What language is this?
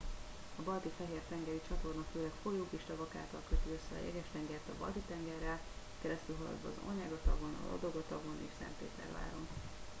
Hungarian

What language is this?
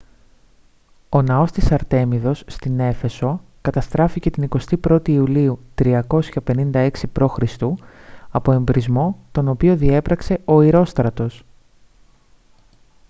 Greek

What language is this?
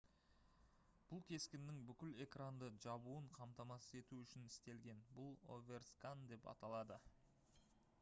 Kazakh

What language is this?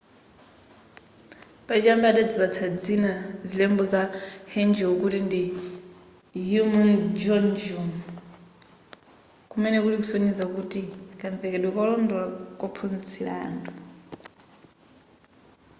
Nyanja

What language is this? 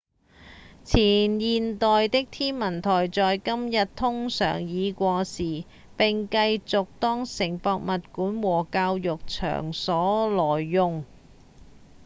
Cantonese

